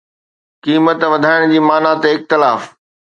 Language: Sindhi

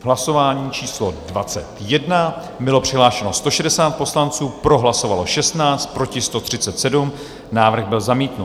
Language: Czech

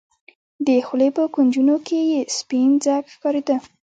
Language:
Pashto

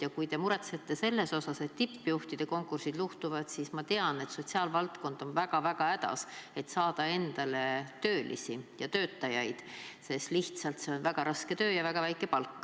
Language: Estonian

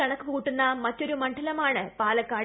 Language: Malayalam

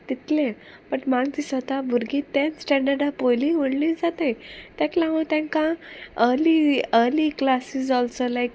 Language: Konkani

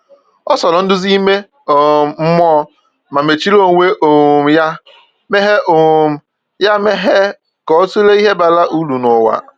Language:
Igbo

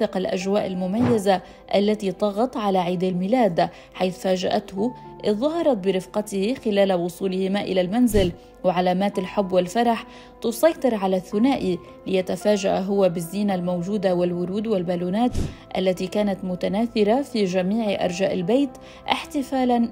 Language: Arabic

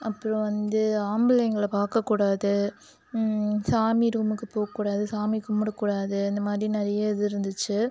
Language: Tamil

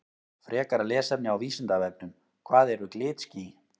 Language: Icelandic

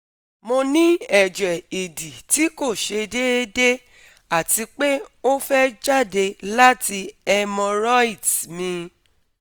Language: Yoruba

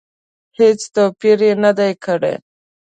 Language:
Pashto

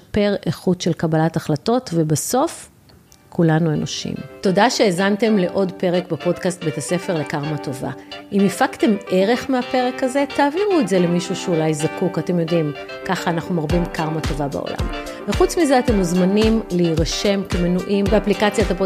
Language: Hebrew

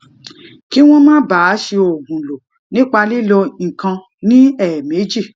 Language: Yoruba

